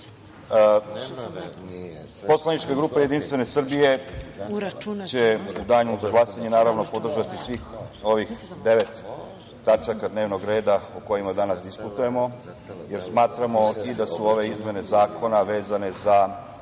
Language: Serbian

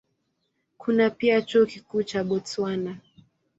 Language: Swahili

